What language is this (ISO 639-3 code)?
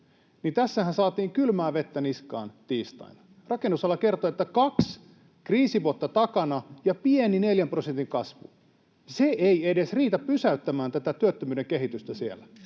fin